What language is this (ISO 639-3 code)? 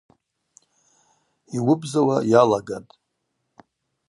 abq